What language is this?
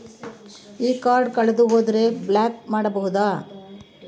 Kannada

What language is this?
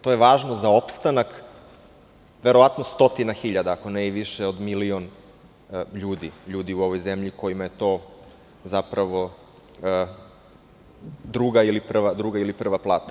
Serbian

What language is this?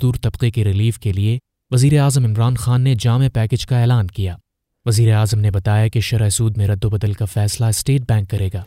Urdu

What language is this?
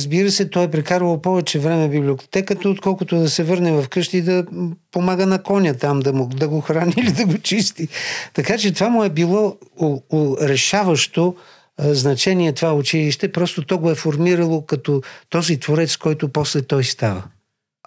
Bulgarian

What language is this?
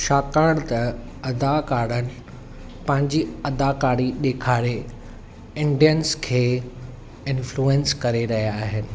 Sindhi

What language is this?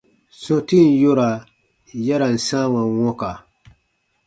Baatonum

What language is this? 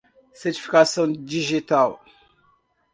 Portuguese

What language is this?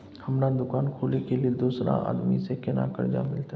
Maithili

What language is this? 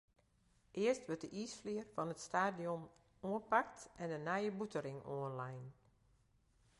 Western Frisian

